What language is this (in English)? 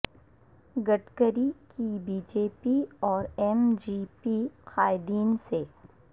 Urdu